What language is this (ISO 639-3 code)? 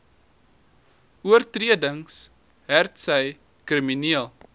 afr